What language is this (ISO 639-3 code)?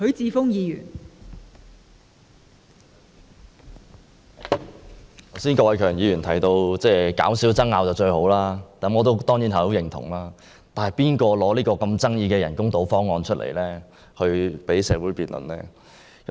yue